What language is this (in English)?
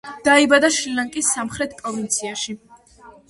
Georgian